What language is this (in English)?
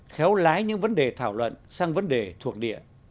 Vietnamese